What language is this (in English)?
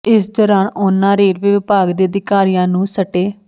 Punjabi